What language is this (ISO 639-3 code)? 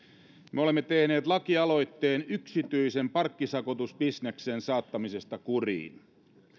fin